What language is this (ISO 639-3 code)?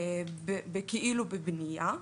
heb